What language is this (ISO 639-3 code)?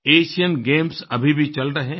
hin